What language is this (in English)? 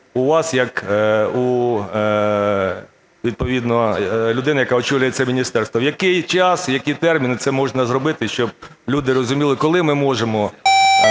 Ukrainian